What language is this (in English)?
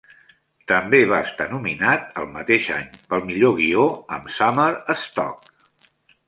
Catalan